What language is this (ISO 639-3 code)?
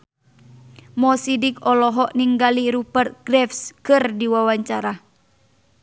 sun